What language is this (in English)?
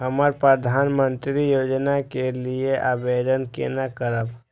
Maithili